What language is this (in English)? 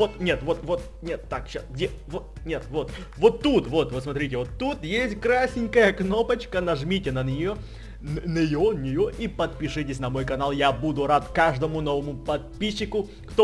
Russian